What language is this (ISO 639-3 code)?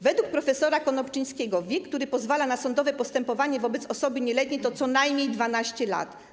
pol